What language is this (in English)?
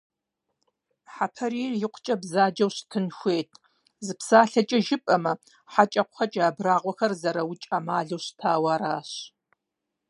Kabardian